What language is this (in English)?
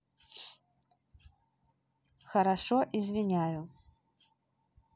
Russian